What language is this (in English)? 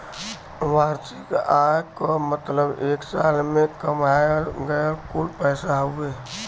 Bhojpuri